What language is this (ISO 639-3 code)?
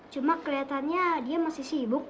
ind